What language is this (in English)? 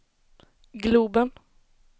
Swedish